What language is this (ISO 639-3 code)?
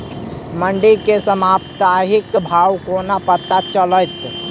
mai